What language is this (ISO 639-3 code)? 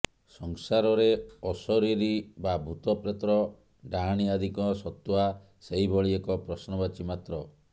ori